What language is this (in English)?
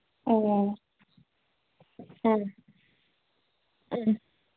Manipuri